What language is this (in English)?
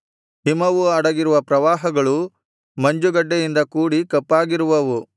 Kannada